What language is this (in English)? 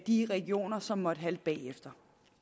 Danish